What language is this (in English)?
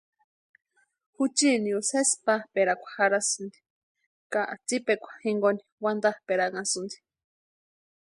Western Highland Purepecha